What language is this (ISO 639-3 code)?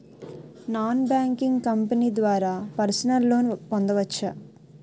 tel